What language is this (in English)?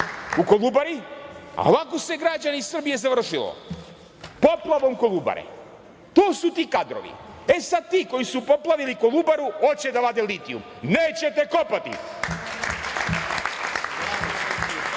Serbian